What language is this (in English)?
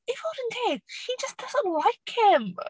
Welsh